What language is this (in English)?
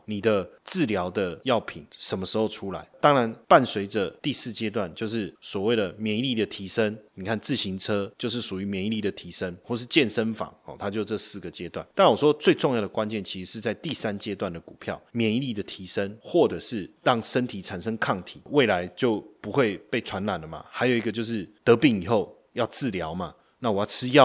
Chinese